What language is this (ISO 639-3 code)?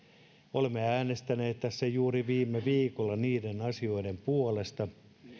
fin